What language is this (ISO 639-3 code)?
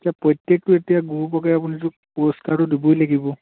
asm